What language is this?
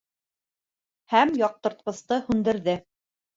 Bashkir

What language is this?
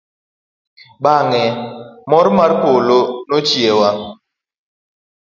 Luo (Kenya and Tanzania)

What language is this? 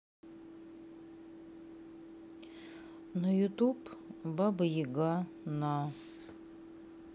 Russian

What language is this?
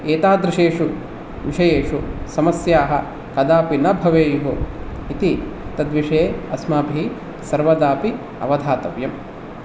Sanskrit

